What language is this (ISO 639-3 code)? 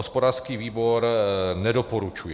ces